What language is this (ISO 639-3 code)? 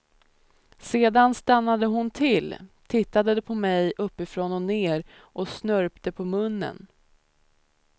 swe